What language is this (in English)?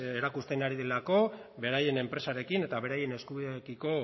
Basque